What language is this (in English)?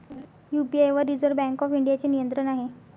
Marathi